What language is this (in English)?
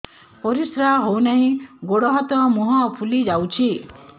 Odia